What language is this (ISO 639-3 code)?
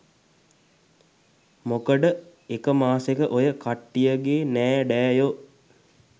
sin